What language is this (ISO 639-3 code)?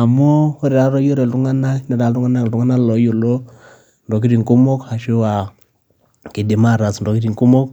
mas